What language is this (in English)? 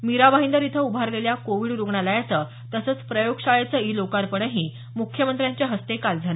Marathi